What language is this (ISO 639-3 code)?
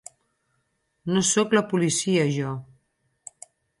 cat